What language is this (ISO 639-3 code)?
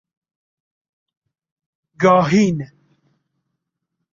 fas